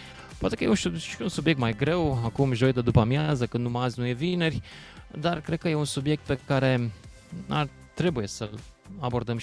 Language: Romanian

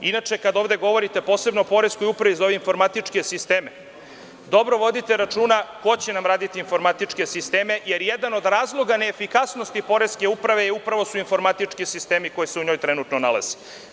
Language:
Serbian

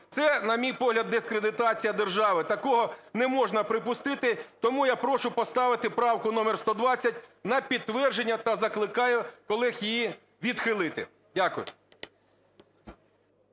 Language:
Ukrainian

